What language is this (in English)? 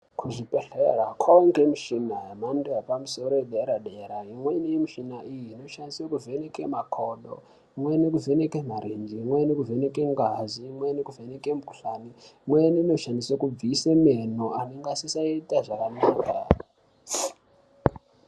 Ndau